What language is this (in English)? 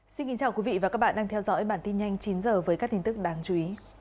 Vietnamese